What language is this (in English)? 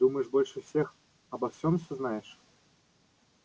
Russian